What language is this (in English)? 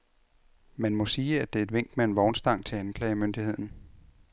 Danish